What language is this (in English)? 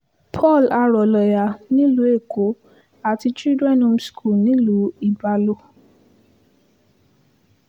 Yoruba